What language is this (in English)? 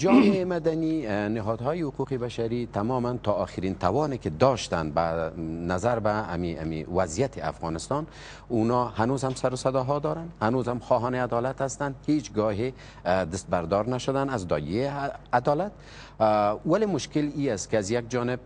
Persian